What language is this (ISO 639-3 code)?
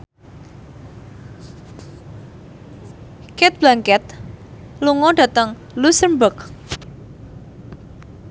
jav